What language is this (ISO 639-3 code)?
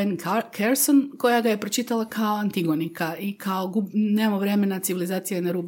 hrv